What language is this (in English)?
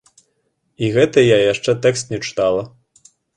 Belarusian